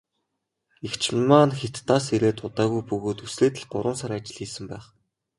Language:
Mongolian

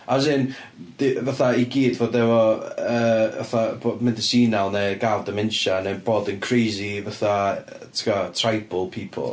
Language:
Welsh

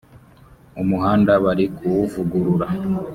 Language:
Kinyarwanda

